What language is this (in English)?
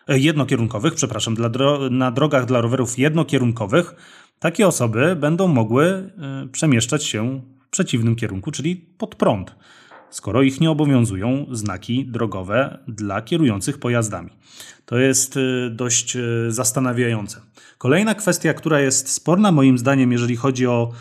Polish